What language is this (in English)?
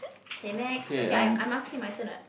English